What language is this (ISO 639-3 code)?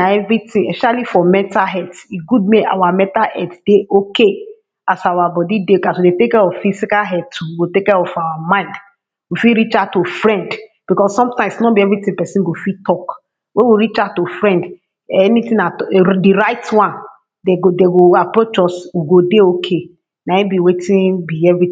pcm